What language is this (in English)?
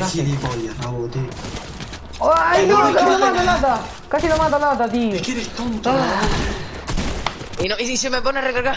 Spanish